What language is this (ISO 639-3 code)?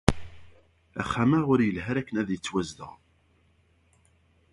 kab